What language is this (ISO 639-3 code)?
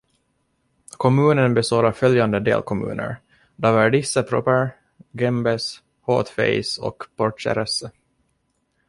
swe